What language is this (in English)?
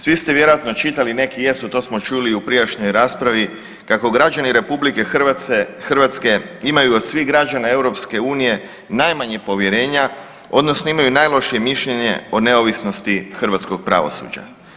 Croatian